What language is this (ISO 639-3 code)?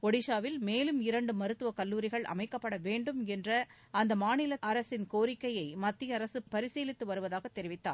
tam